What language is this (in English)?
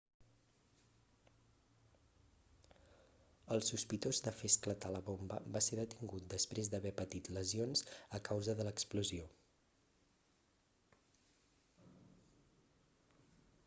Catalan